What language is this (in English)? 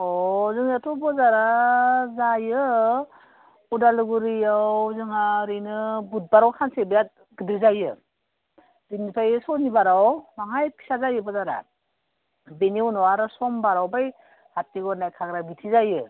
Bodo